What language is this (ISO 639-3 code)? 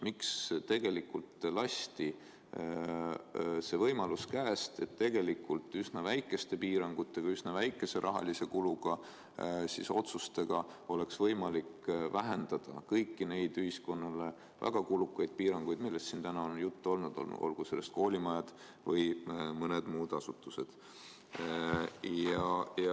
est